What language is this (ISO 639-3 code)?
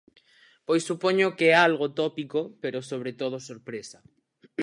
glg